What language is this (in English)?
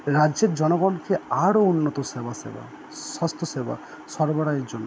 Bangla